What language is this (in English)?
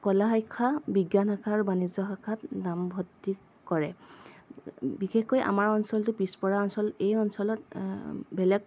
Assamese